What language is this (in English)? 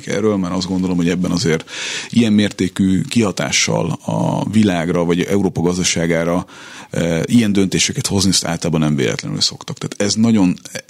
Hungarian